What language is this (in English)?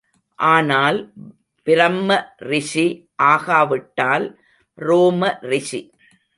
Tamil